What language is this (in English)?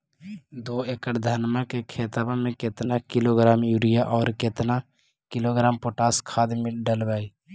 Magahi